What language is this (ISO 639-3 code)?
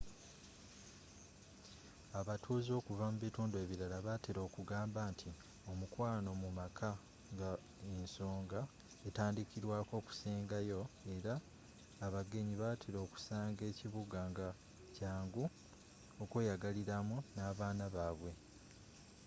lug